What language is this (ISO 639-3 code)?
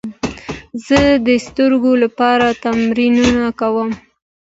pus